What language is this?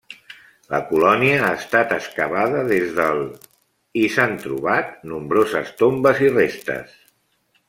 Catalan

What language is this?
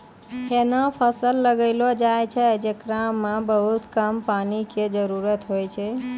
Maithili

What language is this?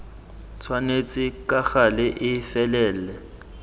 Tswana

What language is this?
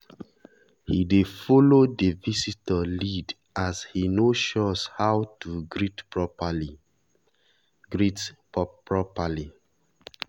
Nigerian Pidgin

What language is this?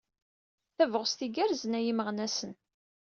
Kabyle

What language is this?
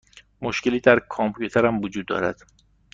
Persian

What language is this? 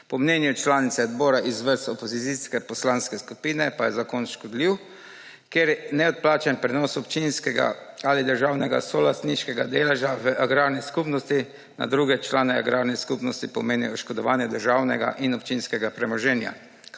Slovenian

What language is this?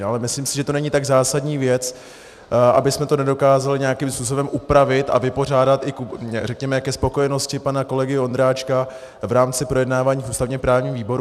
Czech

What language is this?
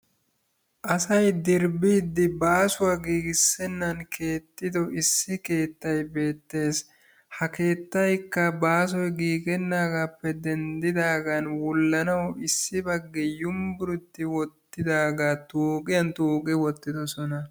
Wolaytta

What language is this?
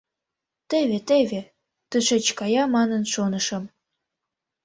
Mari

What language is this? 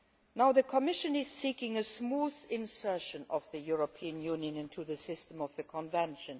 English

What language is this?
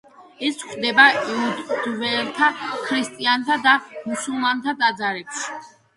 Georgian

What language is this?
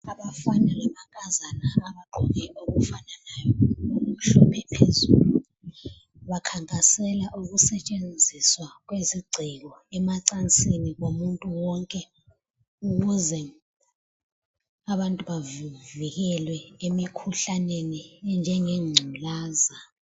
North Ndebele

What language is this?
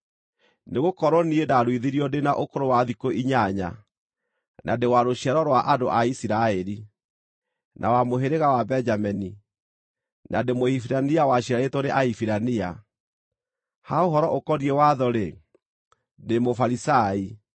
Kikuyu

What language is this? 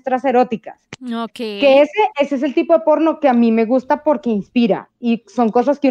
Spanish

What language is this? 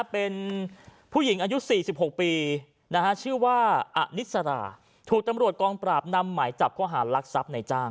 Thai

